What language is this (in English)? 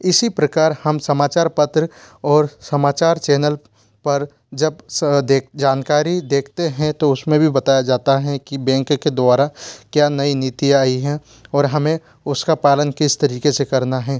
Hindi